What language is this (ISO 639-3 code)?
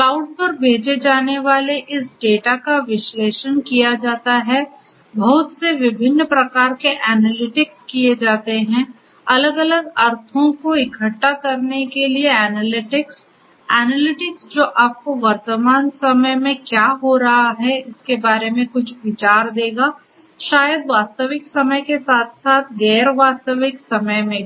hin